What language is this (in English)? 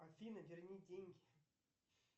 Russian